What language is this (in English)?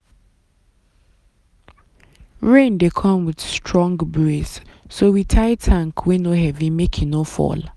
Nigerian Pidgin